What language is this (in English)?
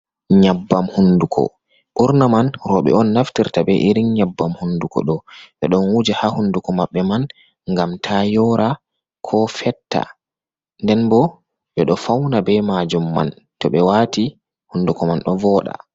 Fula